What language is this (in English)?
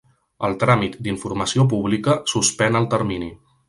Catalan